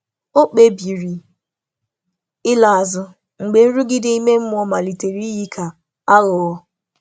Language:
Igbo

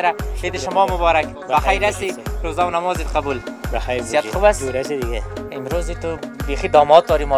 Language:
Arabic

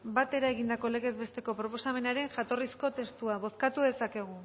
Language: Basque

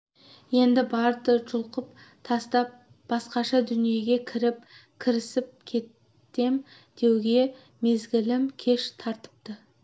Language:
Kazakh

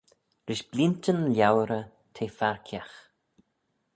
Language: Manx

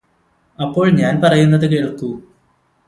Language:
Malayalam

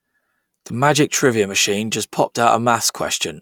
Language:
English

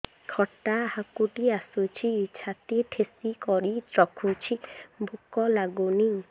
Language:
Odia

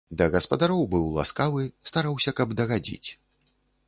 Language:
Belarusian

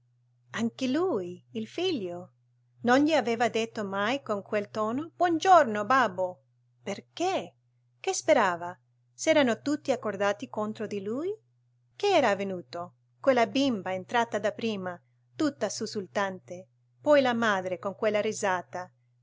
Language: Italian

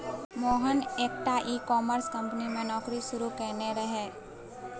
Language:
Maithili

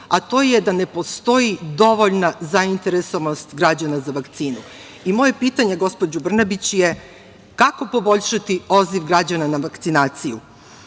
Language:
Serbian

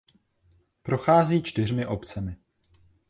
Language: Czech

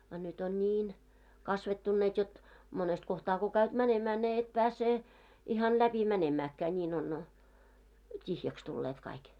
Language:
Finnish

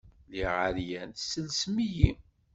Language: Kabyle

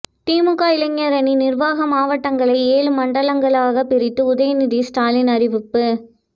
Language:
Tamil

